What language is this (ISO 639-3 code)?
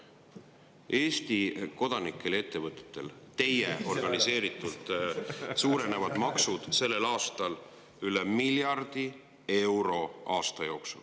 est